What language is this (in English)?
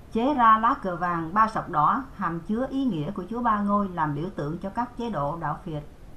Vietnamese